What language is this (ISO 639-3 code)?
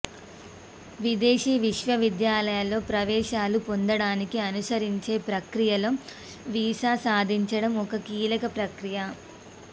tel